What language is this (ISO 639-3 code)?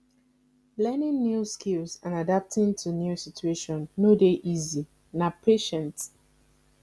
pcm